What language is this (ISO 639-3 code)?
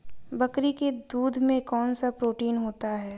hin